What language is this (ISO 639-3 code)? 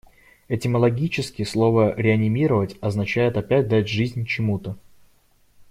rus